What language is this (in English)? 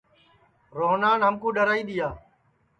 Sansi